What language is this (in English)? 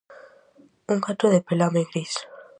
Galician